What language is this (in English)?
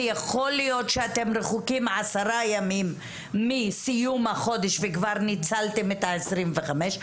Hebrew